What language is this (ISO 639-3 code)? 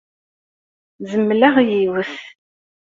kab